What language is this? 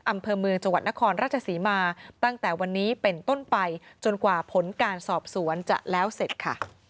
Thai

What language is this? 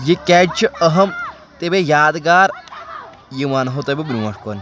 Kashmiri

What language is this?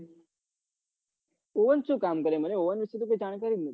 Gujarati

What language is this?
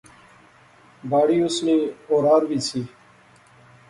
Pahari-Potwari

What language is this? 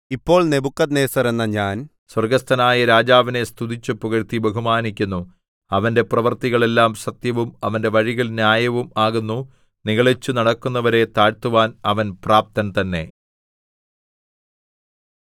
Malayalam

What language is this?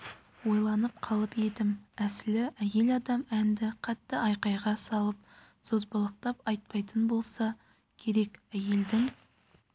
Kazakh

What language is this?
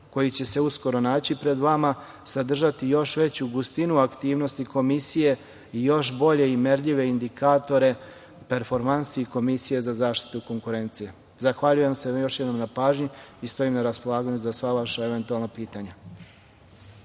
Serbian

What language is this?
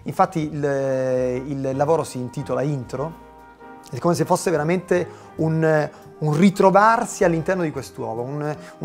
Italian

